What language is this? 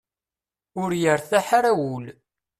Kabyle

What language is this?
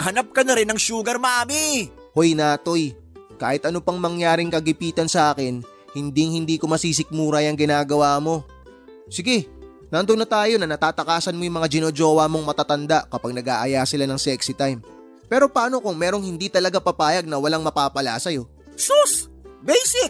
Filipino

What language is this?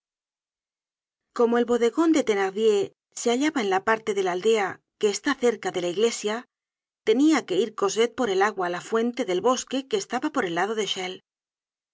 Spanish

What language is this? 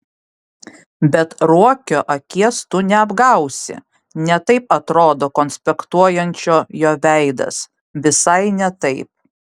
Lithuanian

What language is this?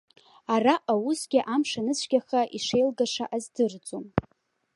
Abkhazian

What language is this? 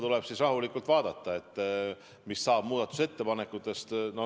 Estonian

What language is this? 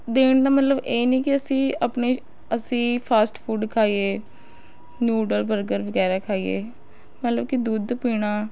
Punjabi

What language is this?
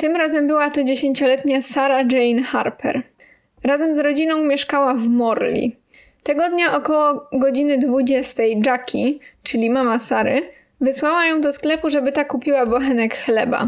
Polish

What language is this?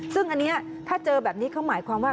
Thai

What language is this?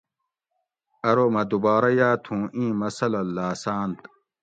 Gawri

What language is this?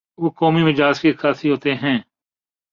Urdu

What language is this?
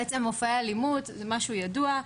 Hebrew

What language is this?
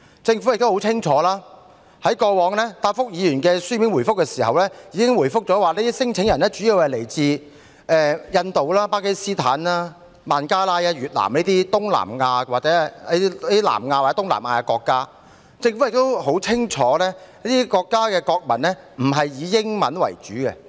Cantonese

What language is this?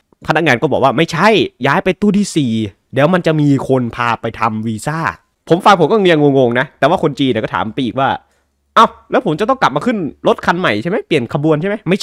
Thai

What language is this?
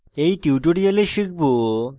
Bangla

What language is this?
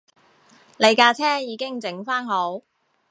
Cantonese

